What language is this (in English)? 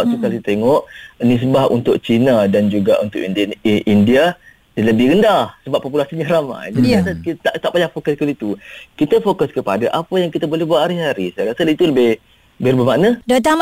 Malay